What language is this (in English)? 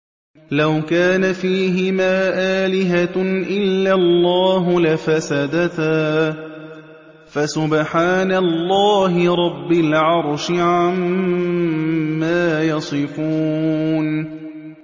Arabic